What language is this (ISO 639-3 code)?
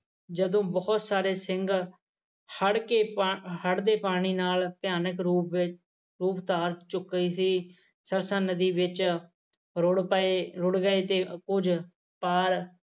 pan